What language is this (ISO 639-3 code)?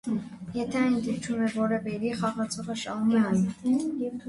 hye